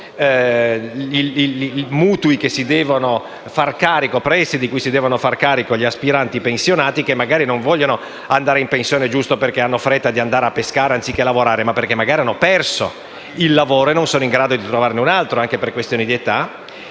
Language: Italian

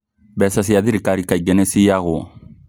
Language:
Kikuyu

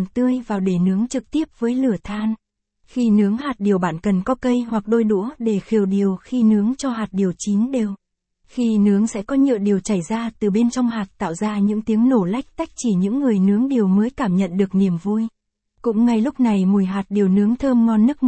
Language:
Vietnamese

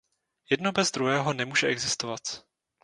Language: Czech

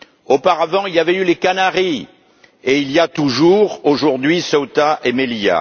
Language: French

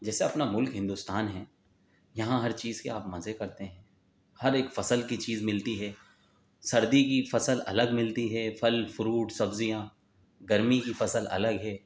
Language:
Urdu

